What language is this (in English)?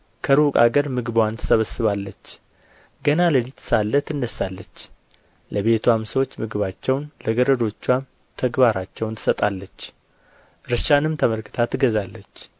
Amharic